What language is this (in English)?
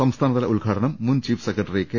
Malayalam